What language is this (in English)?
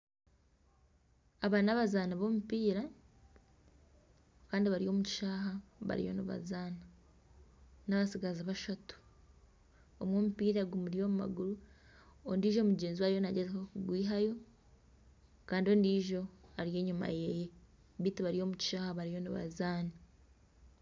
Nyankole